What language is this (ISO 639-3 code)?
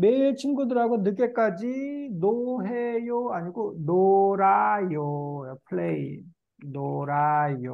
kor